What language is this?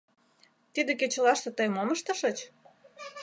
Mari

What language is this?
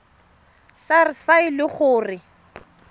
Tswana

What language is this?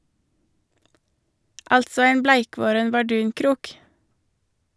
Norwegian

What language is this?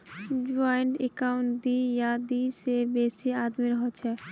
Magahi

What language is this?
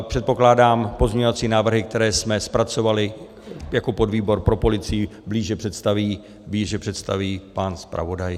Czech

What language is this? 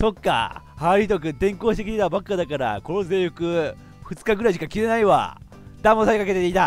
Japanese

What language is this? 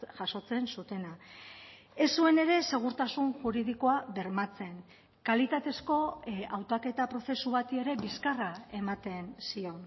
Basque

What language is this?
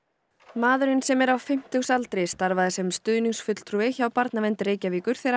Icelandic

